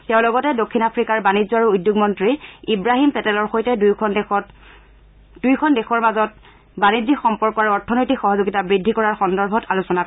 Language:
Assamese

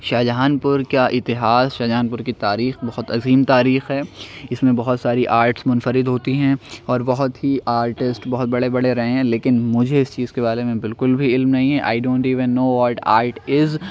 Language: Urdu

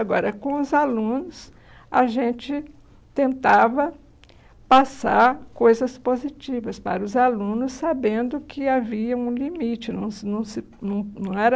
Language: Portuguese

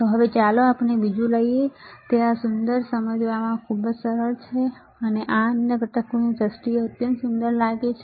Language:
Gujarati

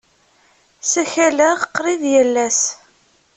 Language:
Kabyle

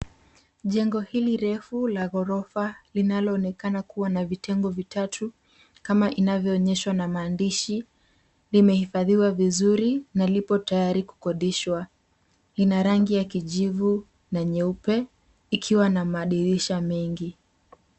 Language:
Swahili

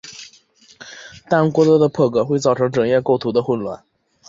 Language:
Chinese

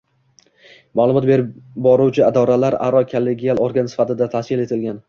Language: Uzbek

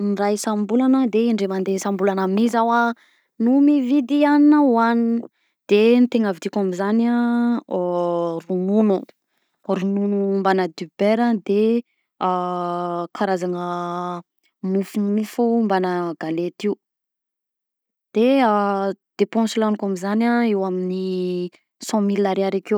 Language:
Southern Betsimisaraka Malagasy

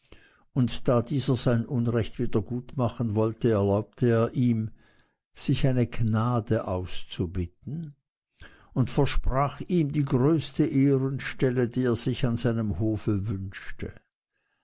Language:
German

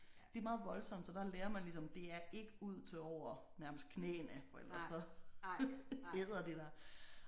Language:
Danish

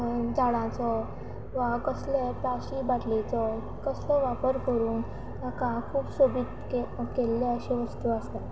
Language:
Konkani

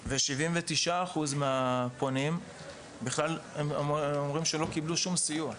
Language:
Hebrew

